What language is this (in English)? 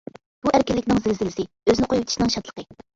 Uyghur